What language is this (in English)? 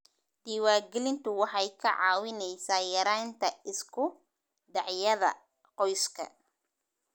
Somali